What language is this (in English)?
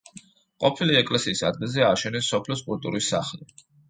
Georgian